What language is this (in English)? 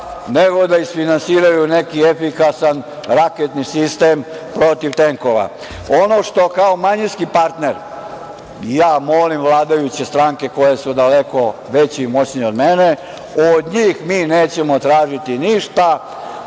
Serbian